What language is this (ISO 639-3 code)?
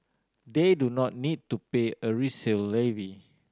eng